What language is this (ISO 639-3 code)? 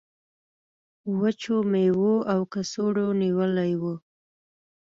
pus